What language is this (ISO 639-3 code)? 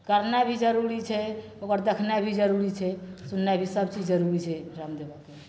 mai